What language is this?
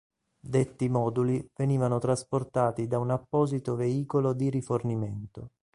Italian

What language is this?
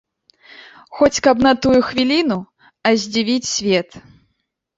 Belarusian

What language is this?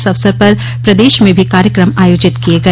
Hindi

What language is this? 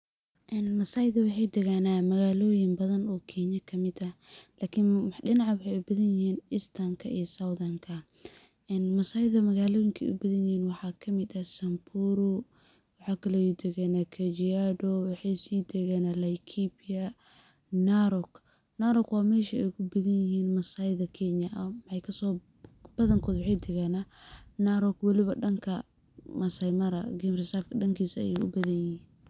Somali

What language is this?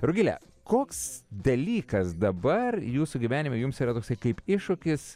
Lithuanian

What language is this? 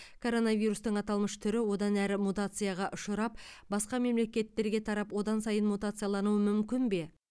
Kazakh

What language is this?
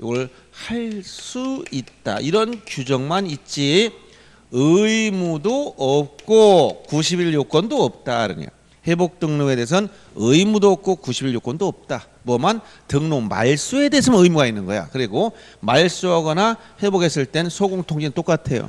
Korean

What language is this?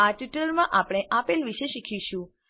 Gujarati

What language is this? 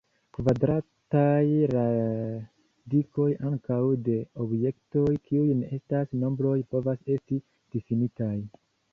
Esperanto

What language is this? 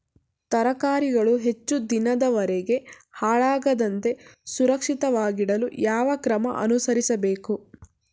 Kannada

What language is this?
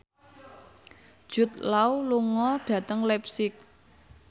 Javanese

